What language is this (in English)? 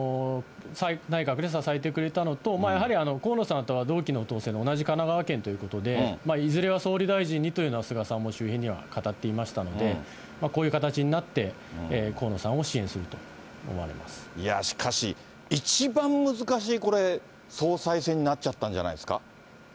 Japanese